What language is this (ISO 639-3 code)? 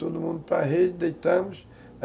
por